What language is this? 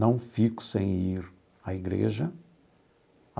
Portuguese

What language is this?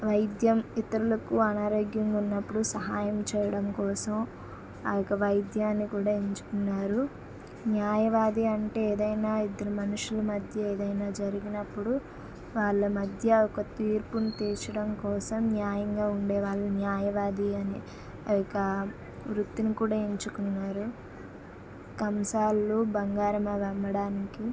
Telugu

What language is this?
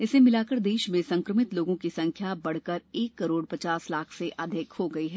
Hindi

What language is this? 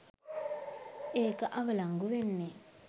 Sinhala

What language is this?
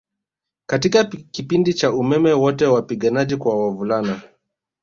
Swahili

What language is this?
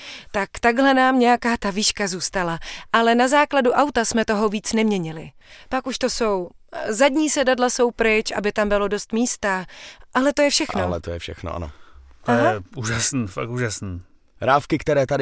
Czech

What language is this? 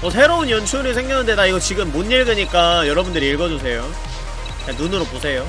Korean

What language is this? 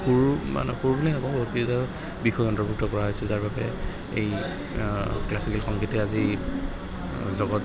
Assamese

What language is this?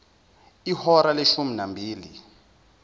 Zulu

